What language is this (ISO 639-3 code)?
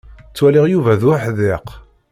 kab